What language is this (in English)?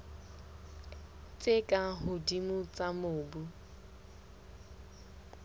Southern Sotho